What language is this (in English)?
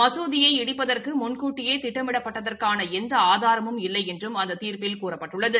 Tamil